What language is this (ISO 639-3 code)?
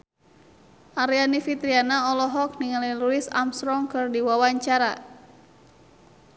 sun